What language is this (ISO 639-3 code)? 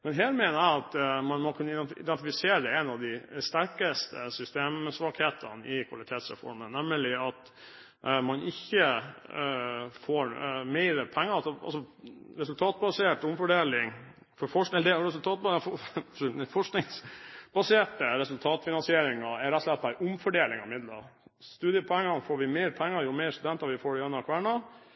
nob